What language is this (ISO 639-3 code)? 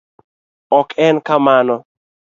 luo